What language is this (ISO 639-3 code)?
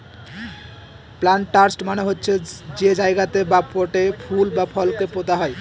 ben